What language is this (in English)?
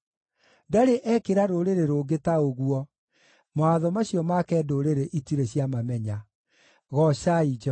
Kikuyu